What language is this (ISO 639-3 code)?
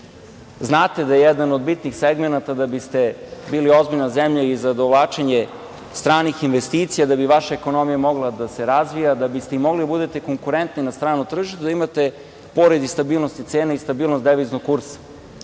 srp